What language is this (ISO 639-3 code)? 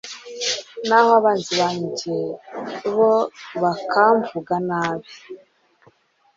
kin